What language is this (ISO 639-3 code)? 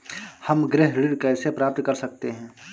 hin